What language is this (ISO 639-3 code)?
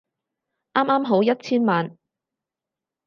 yue